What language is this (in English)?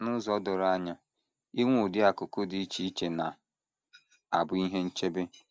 Igbo